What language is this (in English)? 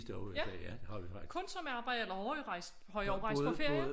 Danish